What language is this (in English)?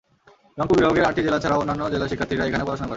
Bangla